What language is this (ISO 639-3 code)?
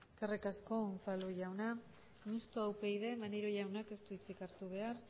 eus